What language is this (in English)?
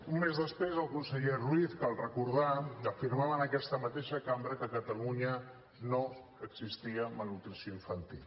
Catalan